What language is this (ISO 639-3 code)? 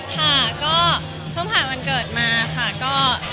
tha